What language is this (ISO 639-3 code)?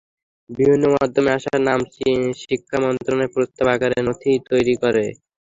ben